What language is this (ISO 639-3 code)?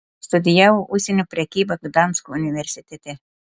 lit